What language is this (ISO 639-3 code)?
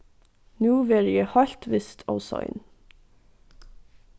fao